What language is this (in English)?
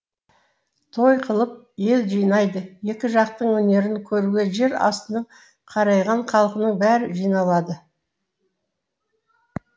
Kazakh